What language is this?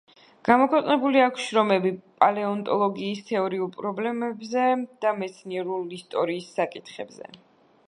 Georgian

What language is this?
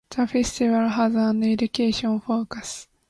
English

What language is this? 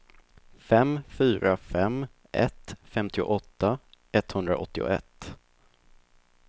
Swedish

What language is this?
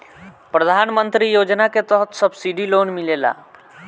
Bhojpuri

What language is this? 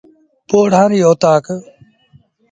Sindhi Bhil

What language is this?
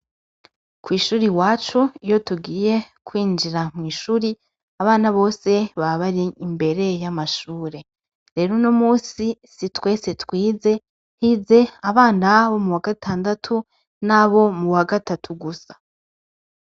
Rundi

